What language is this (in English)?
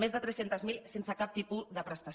Catalan